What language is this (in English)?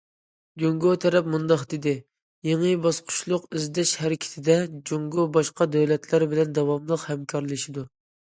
Uyghur